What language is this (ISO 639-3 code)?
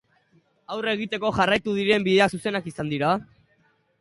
eus